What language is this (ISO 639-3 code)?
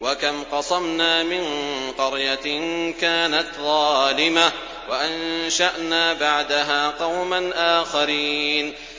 ara